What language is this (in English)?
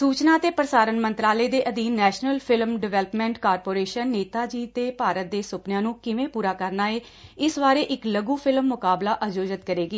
Punjabi